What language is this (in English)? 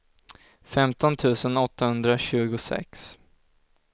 Swedish